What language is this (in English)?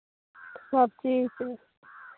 Maithili